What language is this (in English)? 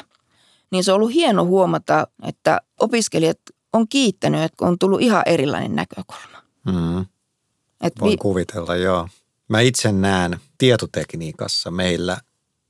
Finnish